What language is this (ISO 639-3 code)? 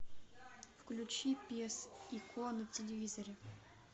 rus